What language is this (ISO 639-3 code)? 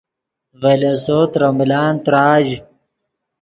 ydg